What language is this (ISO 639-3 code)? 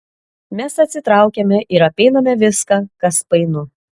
lit